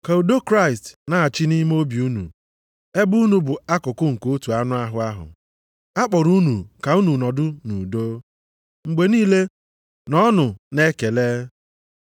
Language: Igbo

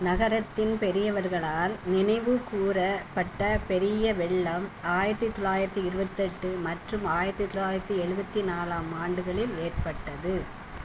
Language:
Tamil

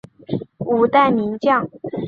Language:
Chinese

